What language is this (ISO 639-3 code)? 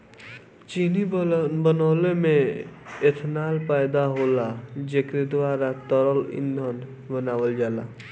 bho